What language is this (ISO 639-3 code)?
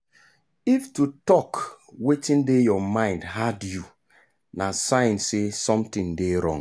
pcm